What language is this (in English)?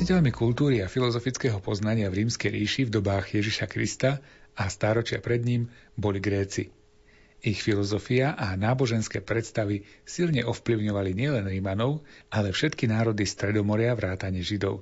Slovak